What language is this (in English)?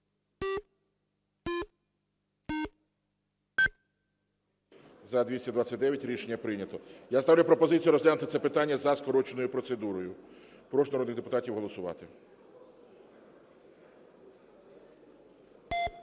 Ukrainian